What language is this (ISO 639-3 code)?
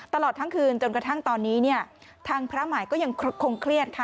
tha